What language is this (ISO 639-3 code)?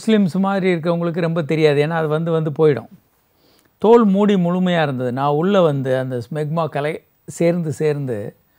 ron